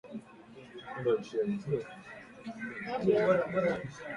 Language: Swahili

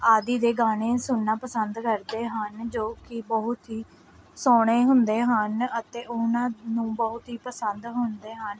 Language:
Punjabi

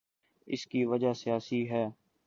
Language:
Urdu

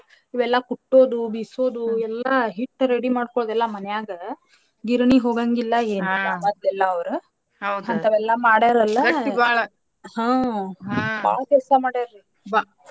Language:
Kannada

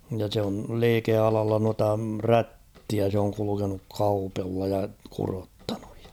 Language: Finnish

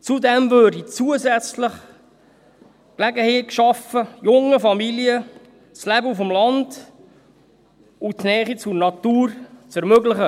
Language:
Swiss German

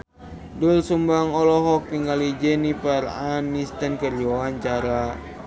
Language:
Sundanese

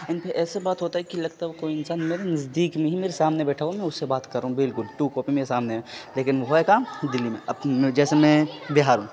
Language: Urdu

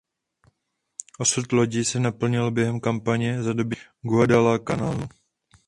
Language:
Czech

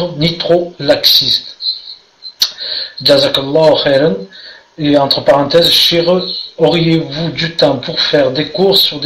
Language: French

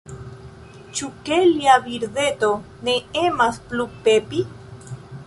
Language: Esperanto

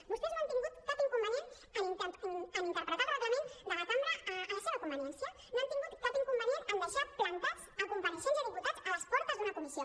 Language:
Catalan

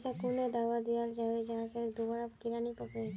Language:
Magahi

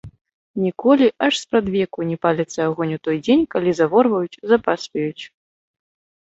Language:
Belarusian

